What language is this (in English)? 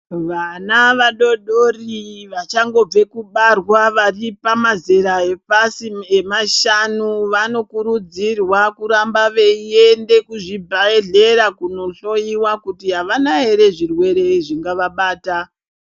Ndau